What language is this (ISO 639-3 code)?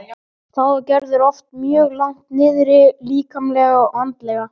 isl